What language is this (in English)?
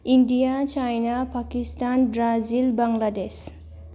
Bodo